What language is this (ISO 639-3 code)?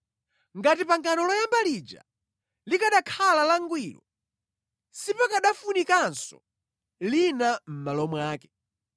nya